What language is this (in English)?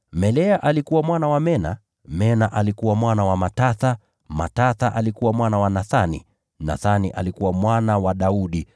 Swahili